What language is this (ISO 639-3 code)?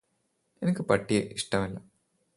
mal